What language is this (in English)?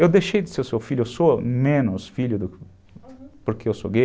Portuguese